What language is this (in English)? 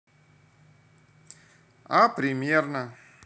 Russian